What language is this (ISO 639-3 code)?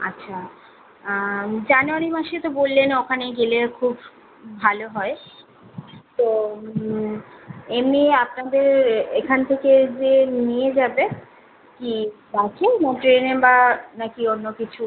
ben